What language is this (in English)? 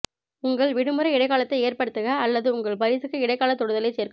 Tamil